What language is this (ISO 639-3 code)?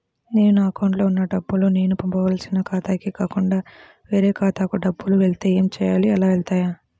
tel